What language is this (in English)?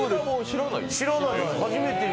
Japanese